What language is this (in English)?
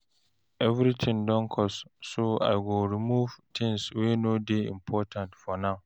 Nigerian Pidgin